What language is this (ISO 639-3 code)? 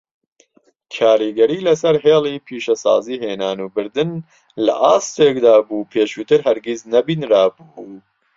ckb